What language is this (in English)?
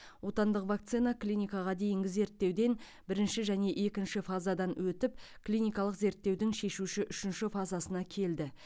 Kazakh